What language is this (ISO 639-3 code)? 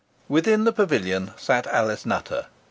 eng